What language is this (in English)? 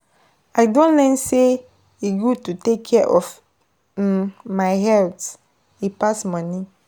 Nigerian Pidgin